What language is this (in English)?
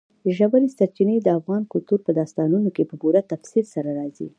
Pashto